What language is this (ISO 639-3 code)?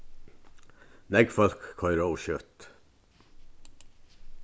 fao